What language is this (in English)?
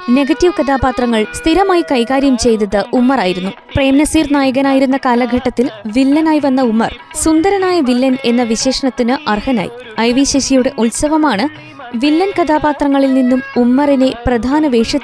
Malayalam